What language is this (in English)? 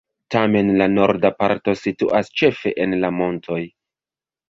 Esperanto